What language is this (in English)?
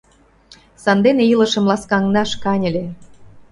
Mari